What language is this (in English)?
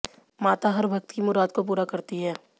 Hindi